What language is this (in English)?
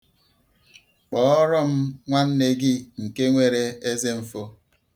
Igbo